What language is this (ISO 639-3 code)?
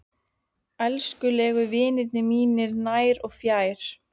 isl